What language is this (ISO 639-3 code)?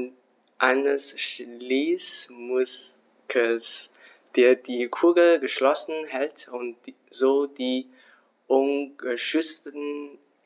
deu